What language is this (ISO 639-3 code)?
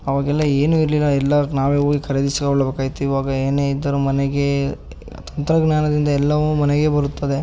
kan